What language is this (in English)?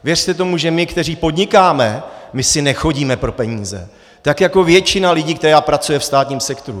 Czech